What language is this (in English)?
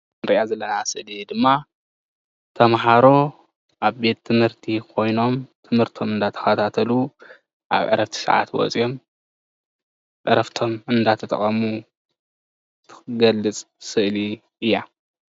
Tigrinya